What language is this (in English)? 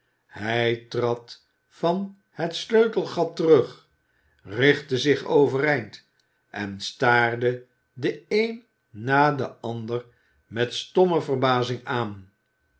Dutch